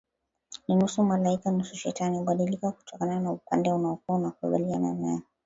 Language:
Swahili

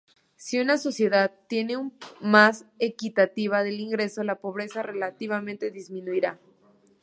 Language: Spanish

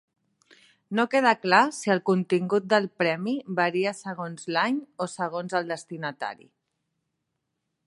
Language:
Catalan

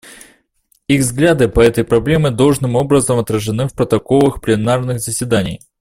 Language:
Russian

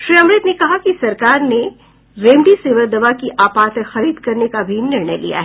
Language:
Hindi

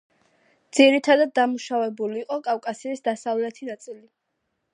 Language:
Georgian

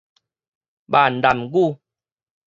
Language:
Min Nan Chinese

